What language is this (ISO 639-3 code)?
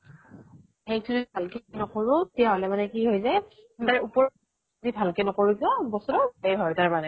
asm